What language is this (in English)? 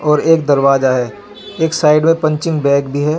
Hindi